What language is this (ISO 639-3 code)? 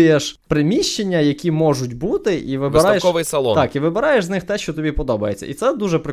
ukr